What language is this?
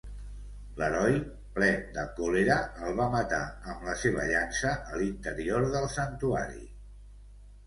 Catalan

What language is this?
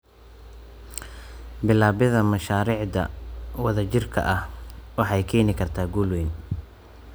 Somali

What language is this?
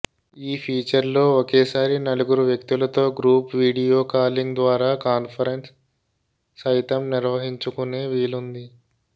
Telugu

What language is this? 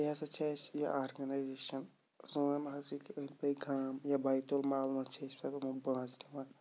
Kashmiri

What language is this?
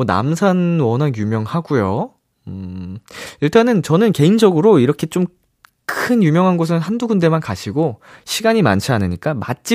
Korean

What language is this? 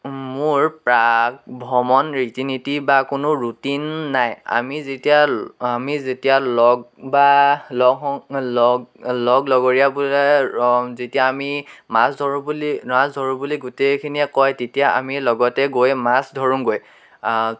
Assamese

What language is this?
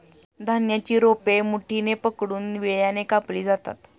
Marathi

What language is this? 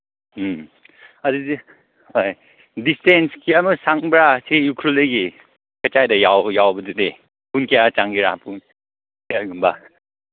Manipuri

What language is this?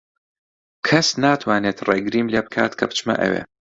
Central Kurdish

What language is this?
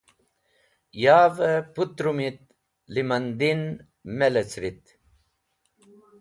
Wakhi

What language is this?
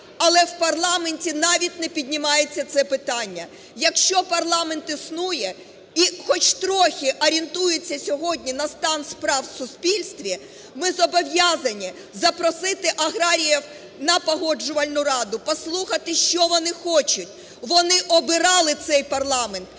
Ukrainian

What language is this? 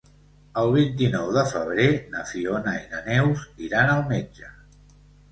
Catalan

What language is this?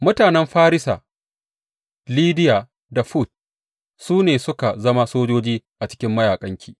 Hausa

